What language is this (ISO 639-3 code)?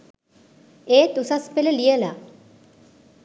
sin